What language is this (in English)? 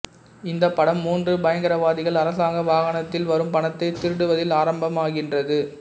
Tamil